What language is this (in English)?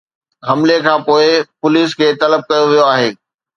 Sindhi